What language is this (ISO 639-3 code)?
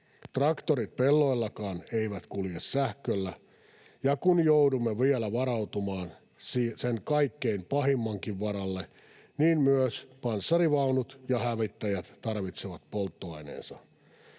fin